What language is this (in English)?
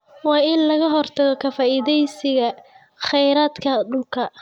Somali